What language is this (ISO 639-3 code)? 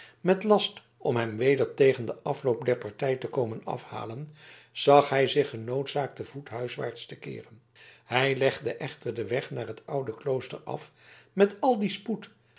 nld